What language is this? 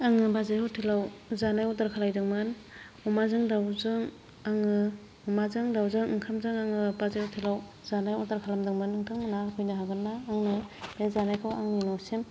Bodo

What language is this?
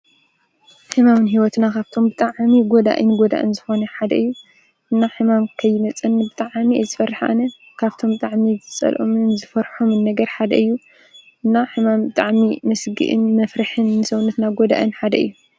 Tigrinya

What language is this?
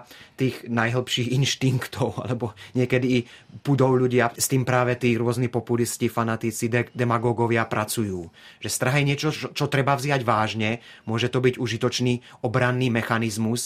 Czech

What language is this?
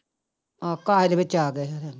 Punjabi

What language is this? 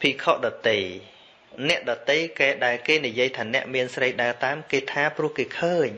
Vietnamese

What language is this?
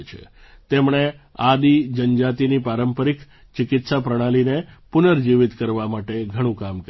Gujarati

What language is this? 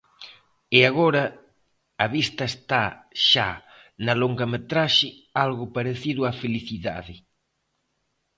Galician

